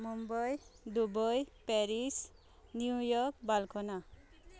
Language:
Konkani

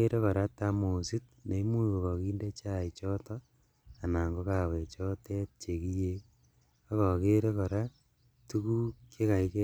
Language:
Kalenjin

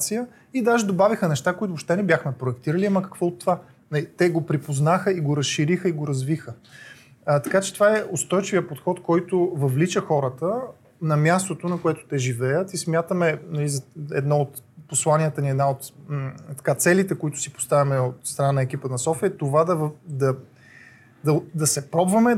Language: Bulgarian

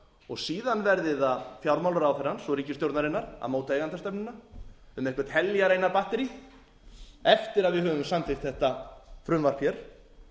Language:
Icelandic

